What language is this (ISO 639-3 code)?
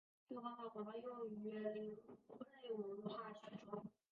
zho